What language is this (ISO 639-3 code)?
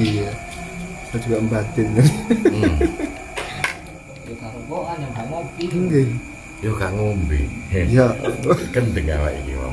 ind